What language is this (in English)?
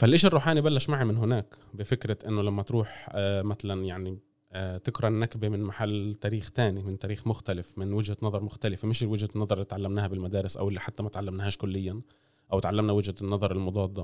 Arabic